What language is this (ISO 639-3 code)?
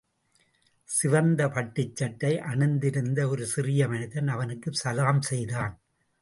tam